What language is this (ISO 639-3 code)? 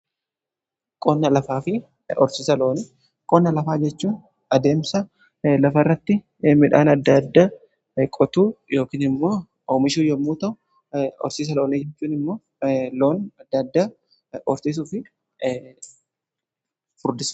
orm